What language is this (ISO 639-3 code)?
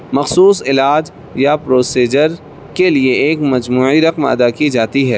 urd